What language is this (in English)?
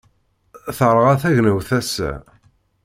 Kabyle